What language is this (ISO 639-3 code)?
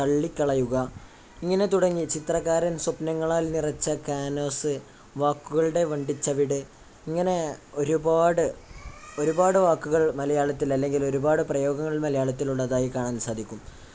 mal